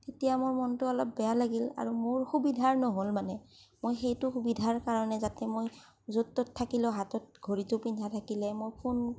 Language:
Assamese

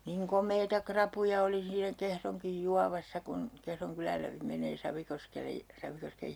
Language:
Finnish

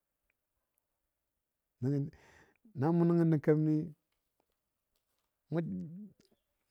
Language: Dadiya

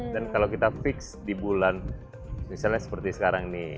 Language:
Indonesian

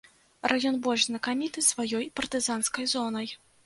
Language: Belarusian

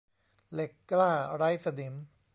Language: Thai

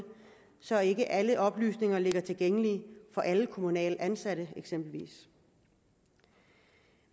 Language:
Danish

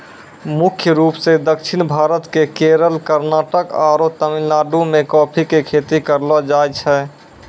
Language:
Maithili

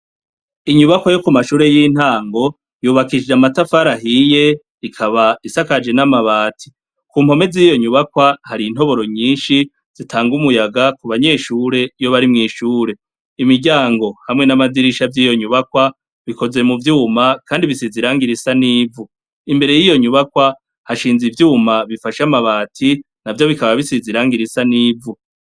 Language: Rundi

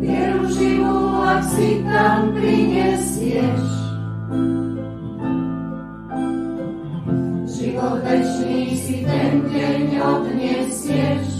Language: Slovak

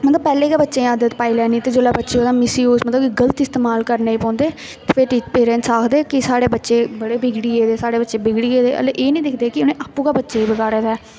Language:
Dogri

